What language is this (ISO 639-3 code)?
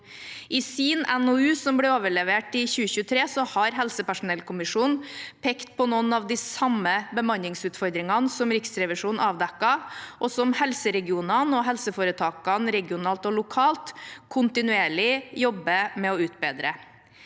nor